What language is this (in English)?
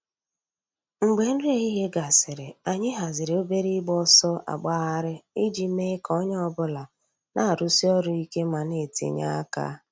Igbo